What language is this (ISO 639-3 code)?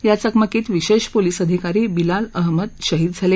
mar